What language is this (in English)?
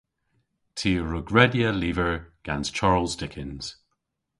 Cornish